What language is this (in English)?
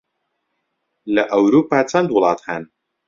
Central Kurdish